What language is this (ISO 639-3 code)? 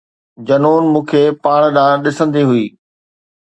snd